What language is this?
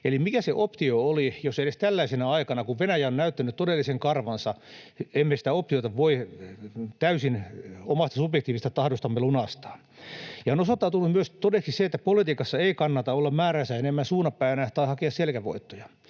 Finnish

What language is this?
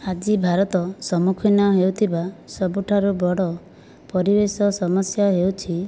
Odia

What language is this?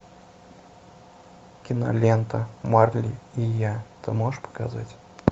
Russian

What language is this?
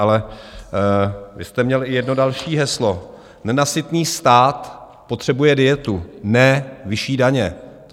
Czech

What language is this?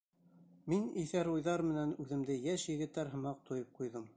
Bashkir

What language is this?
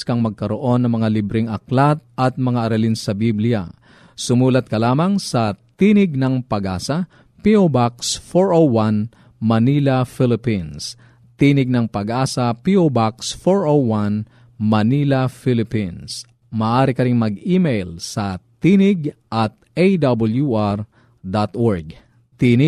Filipino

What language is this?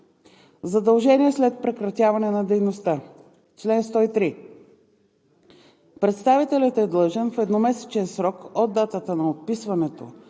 Bulgarian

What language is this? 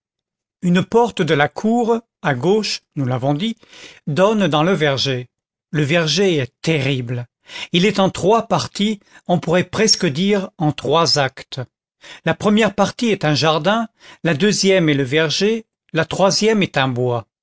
French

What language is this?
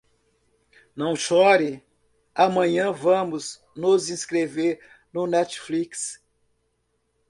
Portuguese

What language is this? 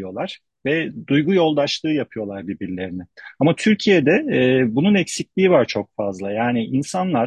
Turkish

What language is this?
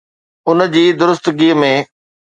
Sindhi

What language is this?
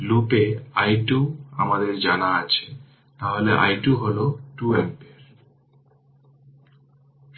Bangla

